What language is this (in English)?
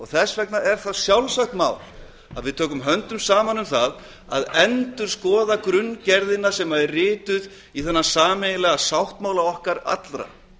Icelandic